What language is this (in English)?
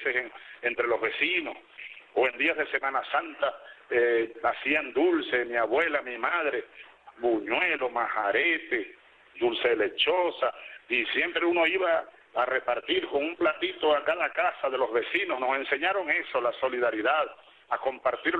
Spanish